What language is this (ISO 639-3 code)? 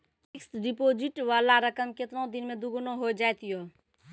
mai